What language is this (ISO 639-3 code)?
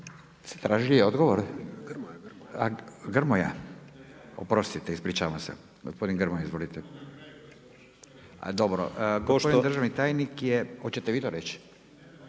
hrv